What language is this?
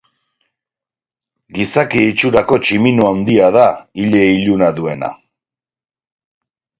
Basque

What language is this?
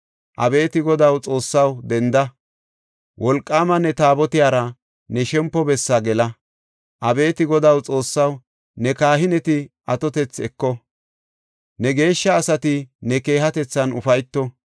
Gofa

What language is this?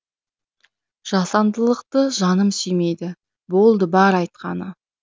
Kazakh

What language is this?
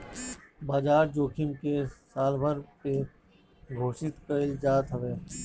Bhojpuri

